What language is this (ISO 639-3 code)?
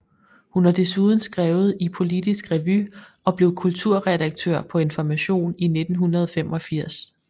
dan